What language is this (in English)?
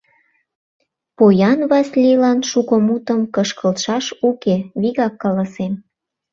Mari